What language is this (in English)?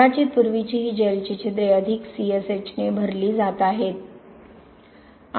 Marathi